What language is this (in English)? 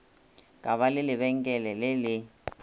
Northern Sotho